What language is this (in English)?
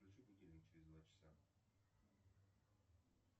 Russian